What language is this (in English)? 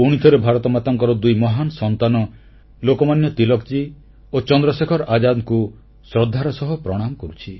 Odia